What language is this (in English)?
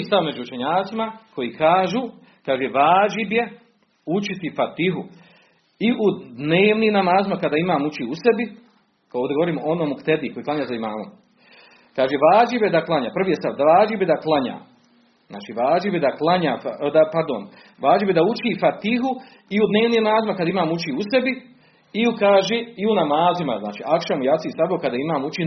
Croatian